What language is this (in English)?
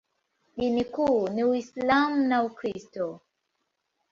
Swahili